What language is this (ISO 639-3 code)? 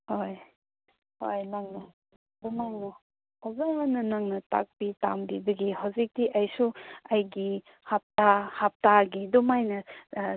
mni